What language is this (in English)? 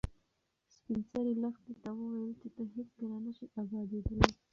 Pashto